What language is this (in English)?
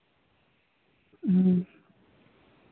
Santali